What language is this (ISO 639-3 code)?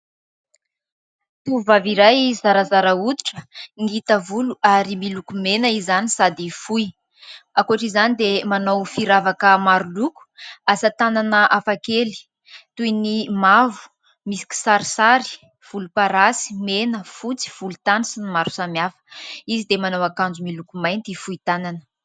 mlg